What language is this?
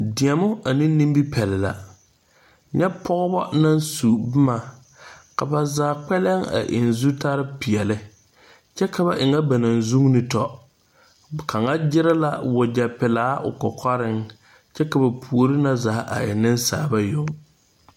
Southern Dagaare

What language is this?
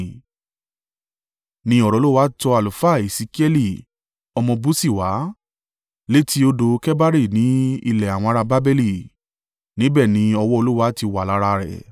Yoruba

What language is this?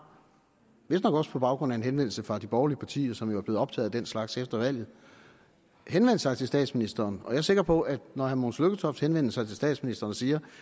Danish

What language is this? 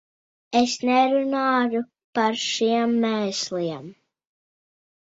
Latvian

